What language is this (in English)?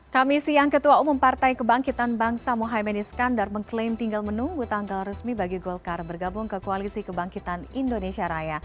Indonesian